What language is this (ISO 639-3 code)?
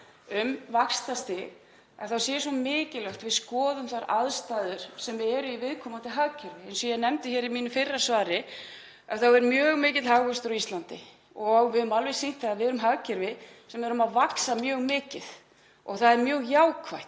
isl